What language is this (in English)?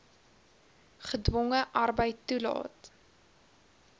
Afrikaans